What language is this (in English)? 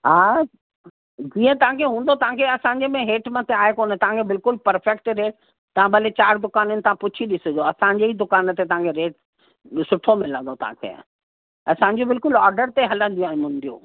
Sindhi